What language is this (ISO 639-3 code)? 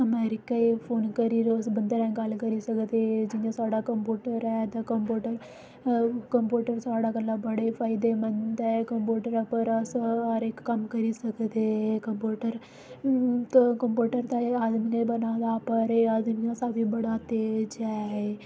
doi